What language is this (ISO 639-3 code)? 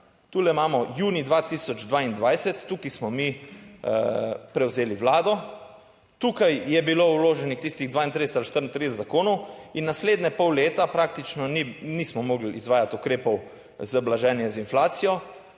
slv